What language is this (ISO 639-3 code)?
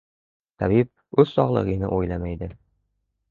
uzb